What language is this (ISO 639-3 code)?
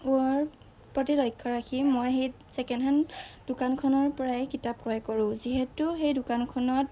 asm